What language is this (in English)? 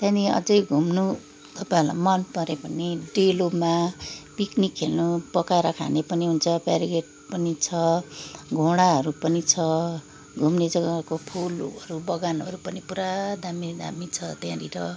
Nepali